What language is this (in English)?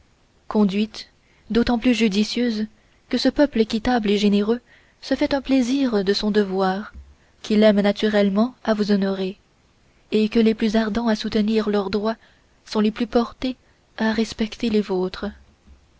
French